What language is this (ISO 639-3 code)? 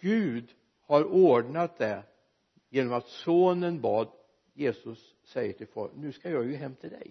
swe